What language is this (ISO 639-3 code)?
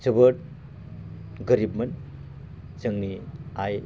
brx